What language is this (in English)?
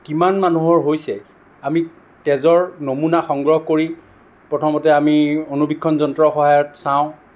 Assamese